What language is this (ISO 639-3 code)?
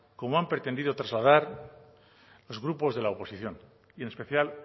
spa